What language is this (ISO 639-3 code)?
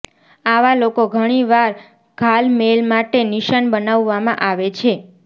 guj